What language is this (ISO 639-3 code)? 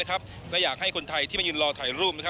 tha